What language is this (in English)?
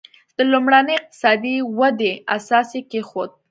Pashto